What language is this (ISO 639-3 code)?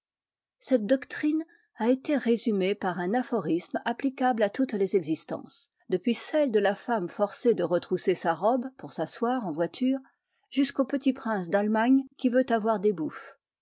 fra